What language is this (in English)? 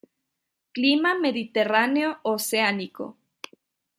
Spanish